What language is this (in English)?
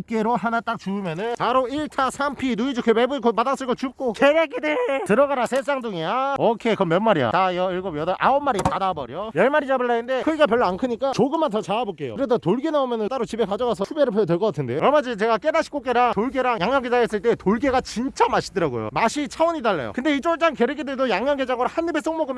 Korean